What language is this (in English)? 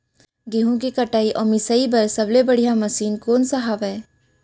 Chhattisgarhi